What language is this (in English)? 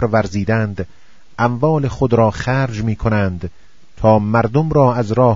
Persian